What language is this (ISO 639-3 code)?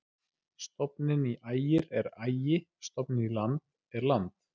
isl